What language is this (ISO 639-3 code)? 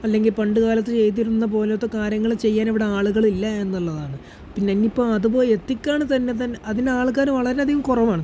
mal